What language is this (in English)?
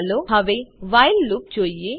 Gujarati